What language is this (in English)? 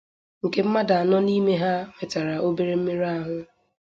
Igbo